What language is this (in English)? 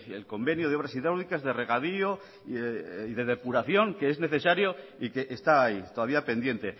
Spanish